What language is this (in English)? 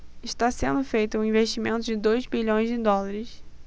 Portuguese